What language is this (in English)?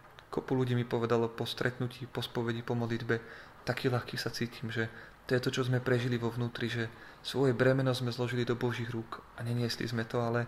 Slovak